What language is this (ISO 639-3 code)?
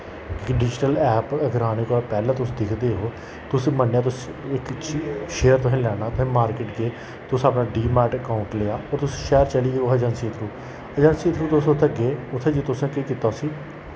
doi